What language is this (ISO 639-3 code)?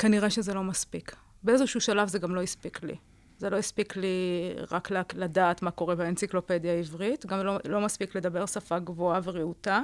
heb